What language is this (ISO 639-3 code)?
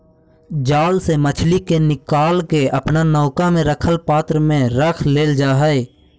mag